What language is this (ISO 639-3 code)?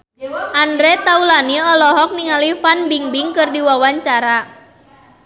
sun